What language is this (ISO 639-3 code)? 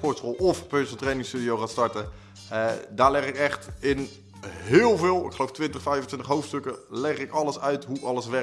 nld